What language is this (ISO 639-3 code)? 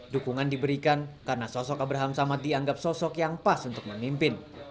ind